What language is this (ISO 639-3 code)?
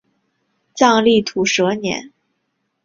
zho